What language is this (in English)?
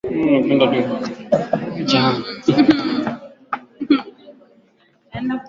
Swahili